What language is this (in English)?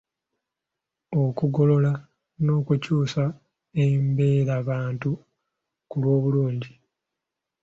Ganda